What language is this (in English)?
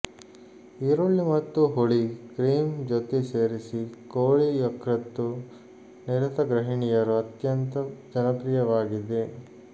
Kannada